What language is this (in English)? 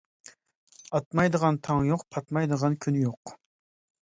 Uyghur